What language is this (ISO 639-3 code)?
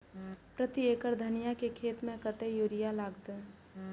mai